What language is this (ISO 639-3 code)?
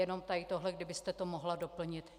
ces